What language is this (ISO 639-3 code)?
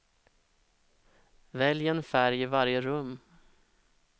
swe